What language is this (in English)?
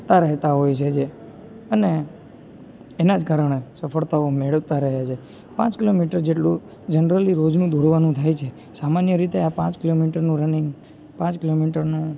Gujarati